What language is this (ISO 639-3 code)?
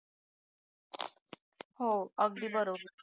mar